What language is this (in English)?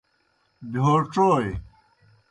Kohistani Shina